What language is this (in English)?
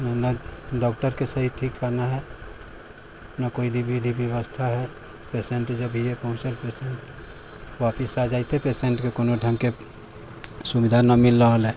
Maithili